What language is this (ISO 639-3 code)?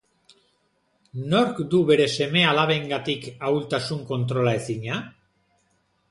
eus